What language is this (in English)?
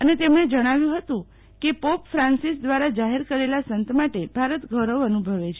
Gujarati